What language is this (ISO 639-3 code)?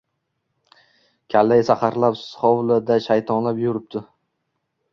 uzb